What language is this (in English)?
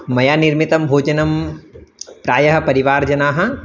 Sanskrit